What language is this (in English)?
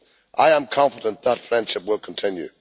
English